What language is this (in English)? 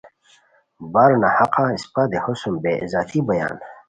Khowar